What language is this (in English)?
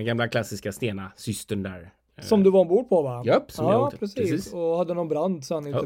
Swedish